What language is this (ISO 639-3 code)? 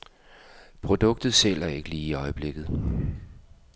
dan